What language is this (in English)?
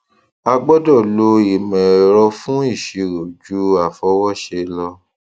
Yoruba